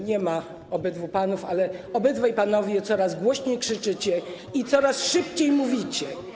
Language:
Polish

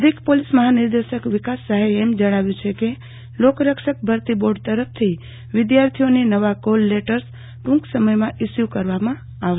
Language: Gujarati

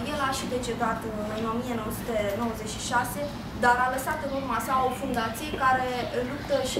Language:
Romanian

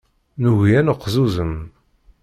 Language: Kabyle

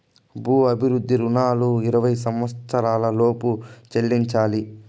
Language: Telugu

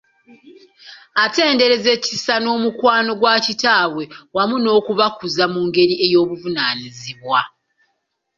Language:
Ganda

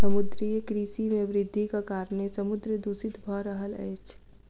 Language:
Maithili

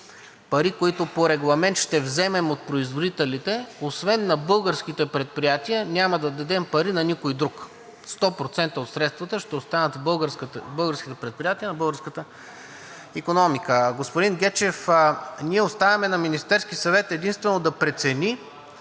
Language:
Bulgarian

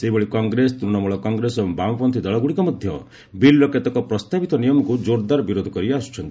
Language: Odia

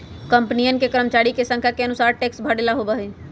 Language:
Magahi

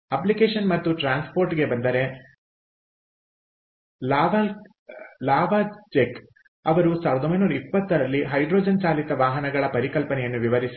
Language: Kannada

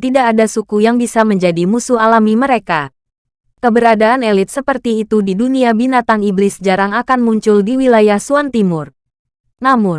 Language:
Indonesian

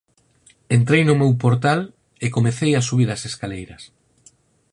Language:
Galician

